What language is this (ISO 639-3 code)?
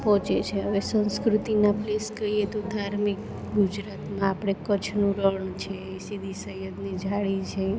guj